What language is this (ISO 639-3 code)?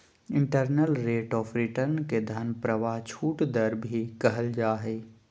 mag